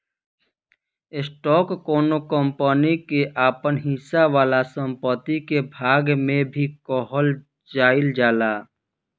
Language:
Bhojpuri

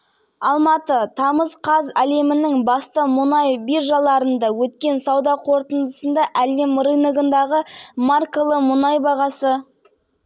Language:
Kazakh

